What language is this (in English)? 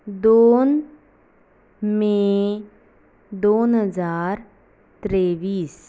Konkani